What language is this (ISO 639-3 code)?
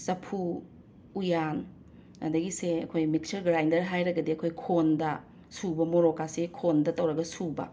mni